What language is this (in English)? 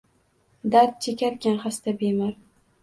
Uzbek